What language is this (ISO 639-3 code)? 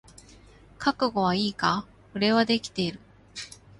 jpn